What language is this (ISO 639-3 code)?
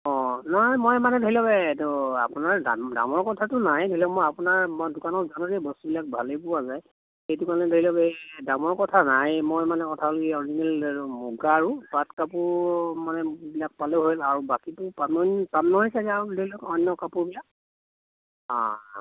asm